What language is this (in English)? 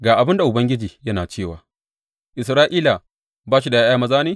Hausa